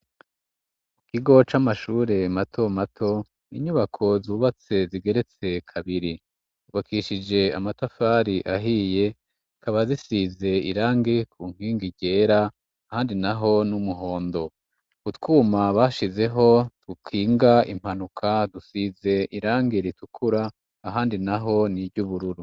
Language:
Rundi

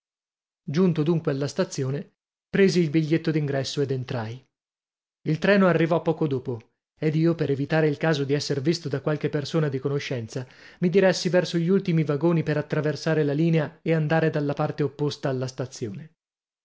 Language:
Italian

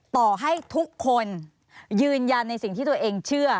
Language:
Thai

